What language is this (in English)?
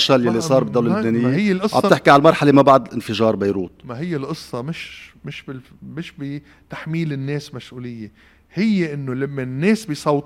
Arabic